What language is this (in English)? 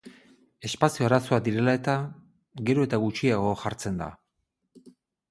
Basque